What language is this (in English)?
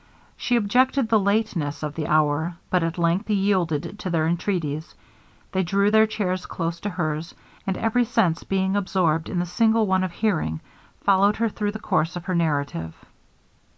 English